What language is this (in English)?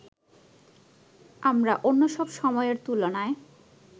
Bangla